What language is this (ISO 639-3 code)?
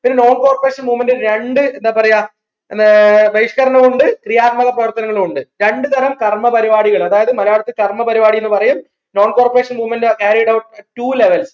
mal